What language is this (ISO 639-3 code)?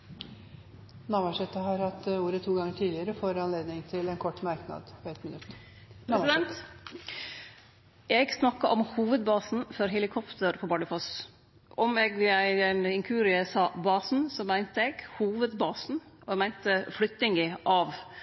nor